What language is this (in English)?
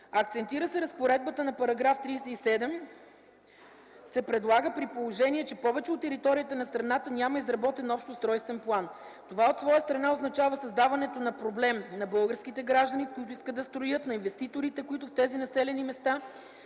Bulgarian